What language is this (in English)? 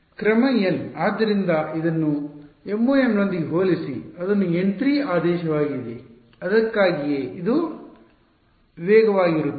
Kannada